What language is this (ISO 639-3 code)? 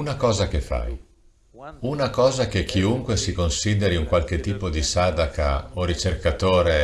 ita